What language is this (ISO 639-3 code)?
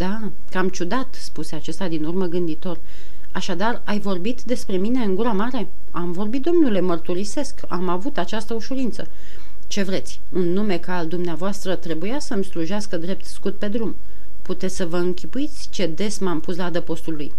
ron